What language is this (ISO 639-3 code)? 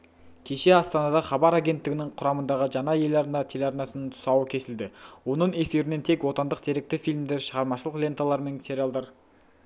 kaz